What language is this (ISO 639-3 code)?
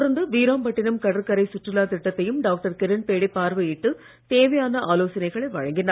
tam